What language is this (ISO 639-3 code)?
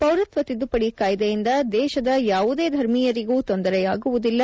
kan